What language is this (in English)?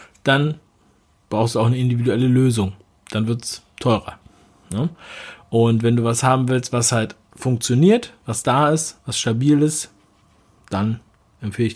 German